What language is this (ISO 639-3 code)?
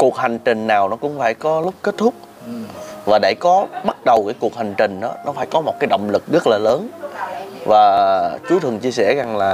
vie